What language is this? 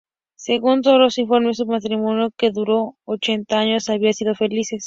Spanish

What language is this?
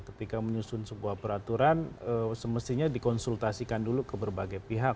Indonesian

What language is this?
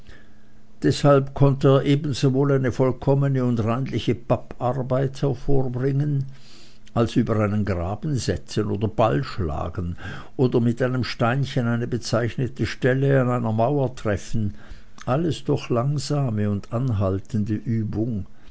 German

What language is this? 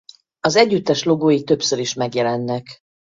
Hungarian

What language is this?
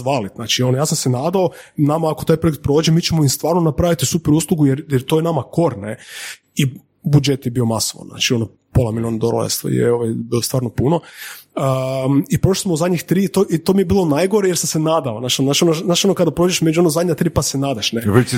Croatian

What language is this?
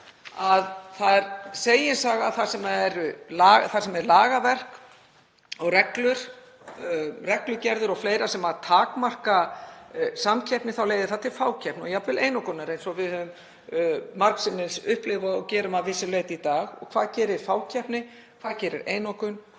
Icelandic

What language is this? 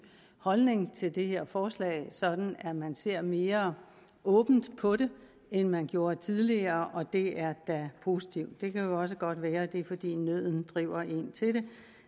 Danish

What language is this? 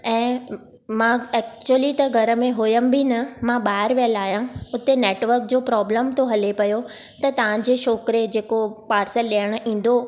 Sindhi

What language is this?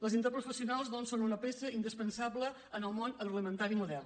Catalan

